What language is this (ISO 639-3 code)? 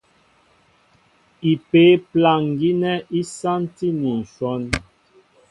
mbo